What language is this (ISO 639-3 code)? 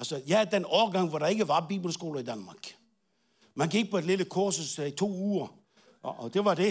dan